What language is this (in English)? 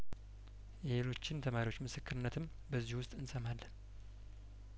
Amharic